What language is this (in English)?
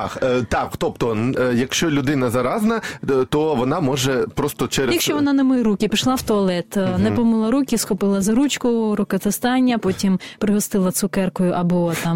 Ukrainian